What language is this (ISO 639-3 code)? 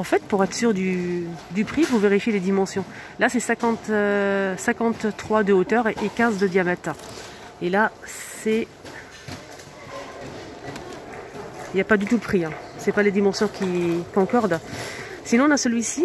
fra